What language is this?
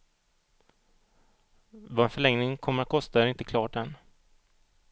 Swedish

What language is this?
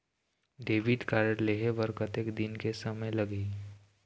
Chhattisgarhi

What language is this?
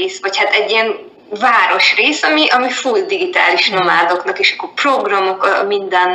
Hungarian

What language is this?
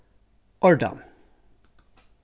Faroese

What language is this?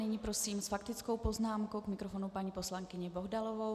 Czech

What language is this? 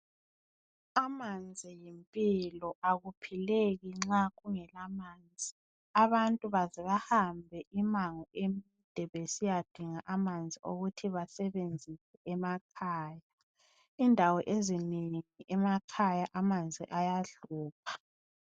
North Ndebele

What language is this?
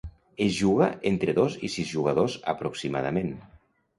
Catalan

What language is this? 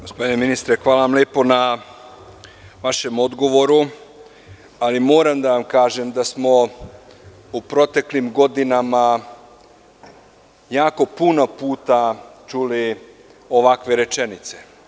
Serbian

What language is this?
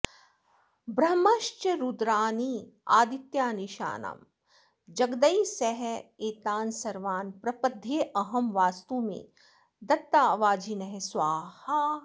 Sanskrit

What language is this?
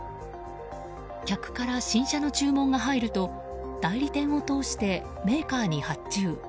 Japanese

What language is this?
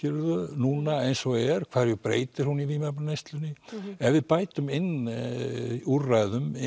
Icelandic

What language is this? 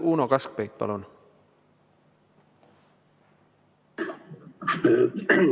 Estonian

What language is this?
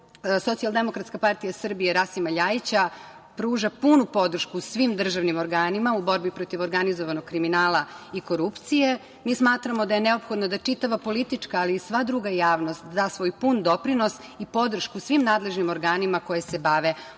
Serbian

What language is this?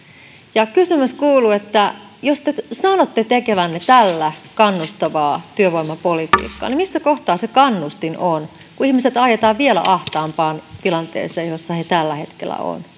Finnish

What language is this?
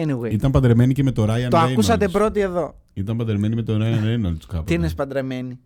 Greek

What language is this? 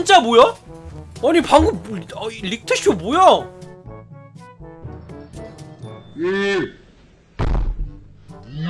Korean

